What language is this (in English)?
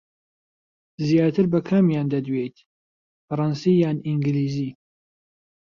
Central Kurdish